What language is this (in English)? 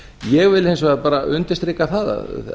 Icelandic